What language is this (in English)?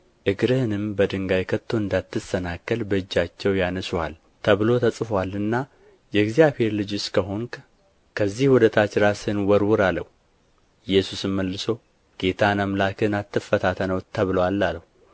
Amharic